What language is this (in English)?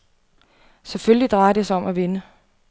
Danish